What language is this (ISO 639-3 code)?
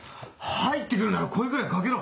jpn